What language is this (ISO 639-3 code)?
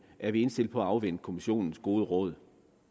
dan